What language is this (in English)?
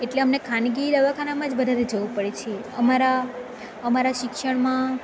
Gujarati